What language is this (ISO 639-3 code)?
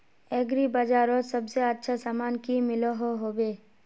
mag